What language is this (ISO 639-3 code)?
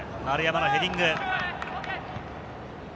jpn